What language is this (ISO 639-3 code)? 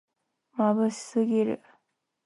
jpn